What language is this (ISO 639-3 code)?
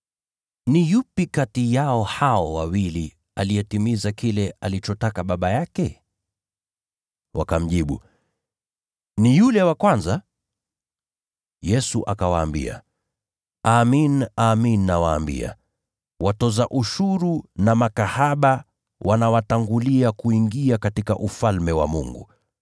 swa